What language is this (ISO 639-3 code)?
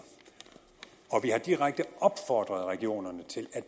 dan